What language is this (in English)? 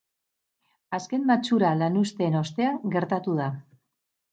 Basque